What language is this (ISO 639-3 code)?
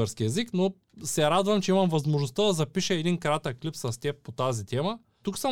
bul